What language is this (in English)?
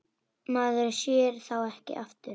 Icelandic